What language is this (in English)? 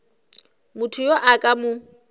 Northern Sotho